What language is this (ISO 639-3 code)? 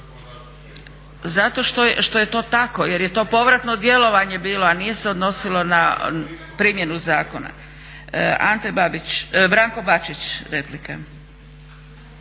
hrv